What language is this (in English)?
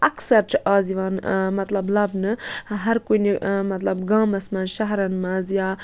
Kashmiri